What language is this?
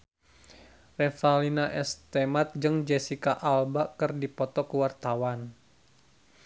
Sundanese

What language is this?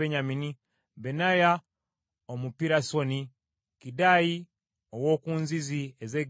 Ganda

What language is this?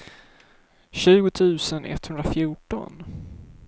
Swedish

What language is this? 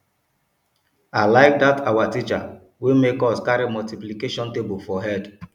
Nigerian Pidgin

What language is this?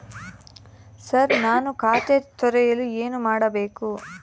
Kannada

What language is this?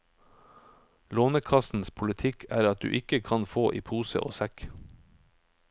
Norwegian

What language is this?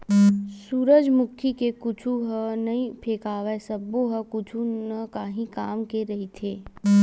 Chhattisgarhi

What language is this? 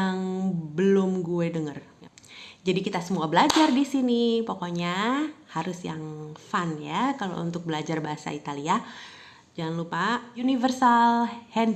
Indonesian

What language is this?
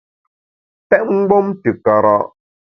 Bamun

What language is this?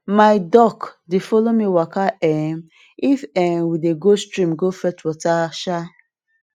Nigerian Pidgin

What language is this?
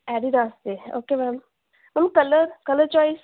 Punjabi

